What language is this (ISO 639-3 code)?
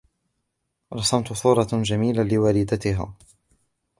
ara